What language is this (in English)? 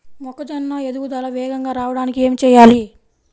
Telugu